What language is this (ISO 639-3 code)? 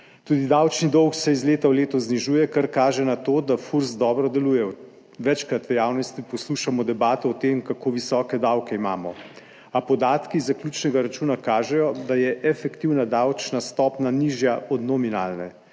slv